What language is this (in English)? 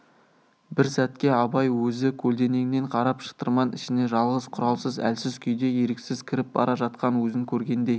Kazakh